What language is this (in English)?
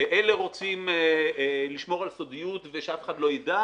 Hebrew